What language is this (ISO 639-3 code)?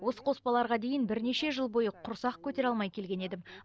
kaz